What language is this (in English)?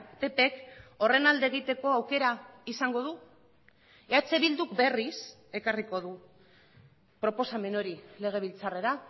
Basque